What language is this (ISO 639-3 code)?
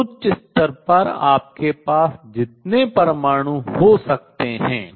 hin